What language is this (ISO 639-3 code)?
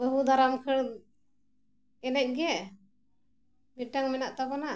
sat